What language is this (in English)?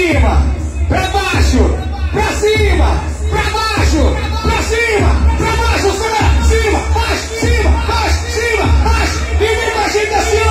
Indonesian